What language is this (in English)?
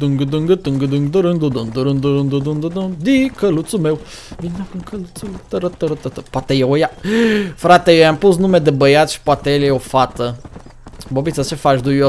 Romanian